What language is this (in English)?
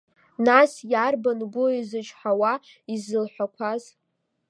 Abkhazian